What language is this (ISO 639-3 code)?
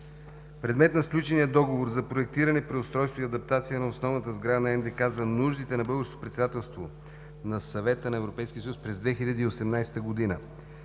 bul